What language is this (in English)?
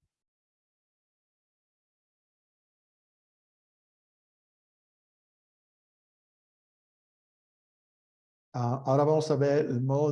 Spanish